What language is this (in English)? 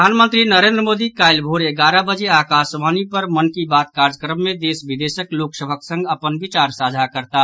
Maithili